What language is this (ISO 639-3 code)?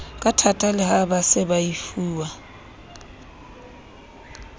sot